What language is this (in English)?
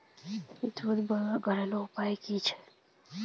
Magahi